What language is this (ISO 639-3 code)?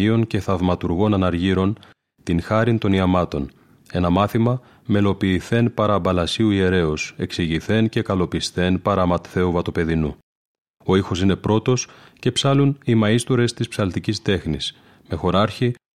ell